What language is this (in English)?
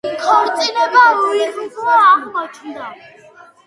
Georgian